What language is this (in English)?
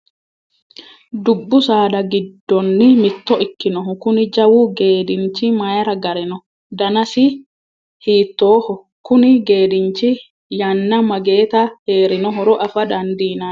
Sidamo